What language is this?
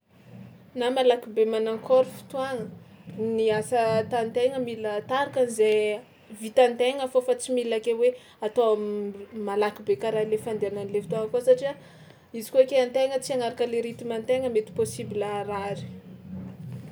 Tsimihety Malagasy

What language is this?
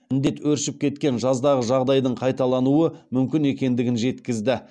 Kazakh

